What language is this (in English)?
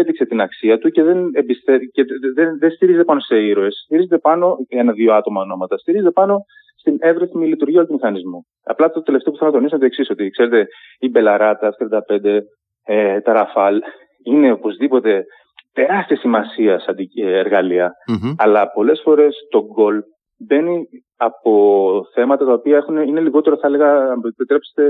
Greek